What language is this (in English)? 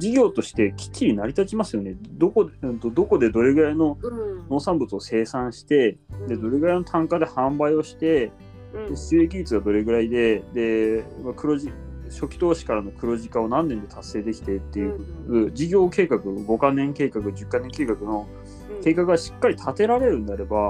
Japanese